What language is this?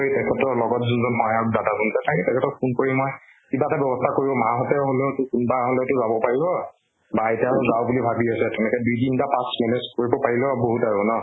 Assamese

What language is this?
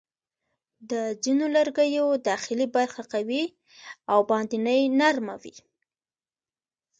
Pashto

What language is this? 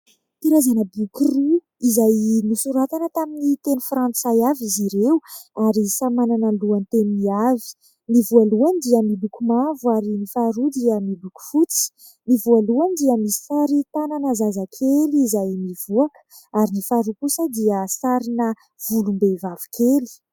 Malagasy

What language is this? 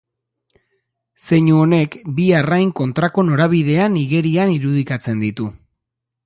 Basque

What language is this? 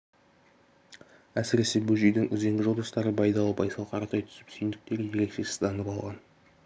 Kazakh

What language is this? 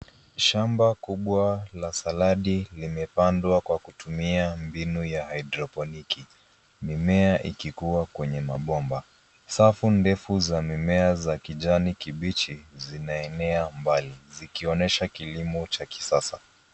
Swahili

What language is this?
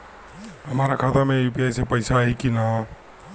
Bhojpuri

